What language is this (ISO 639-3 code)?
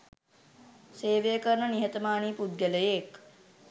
sin